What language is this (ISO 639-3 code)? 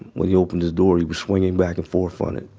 eng